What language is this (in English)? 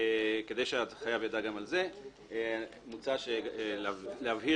Hebrew